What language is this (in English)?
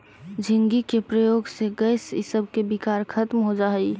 Magahi